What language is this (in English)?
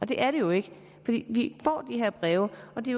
Danish